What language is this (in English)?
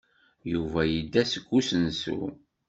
Kabyle